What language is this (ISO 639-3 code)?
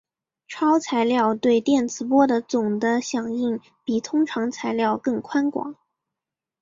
zho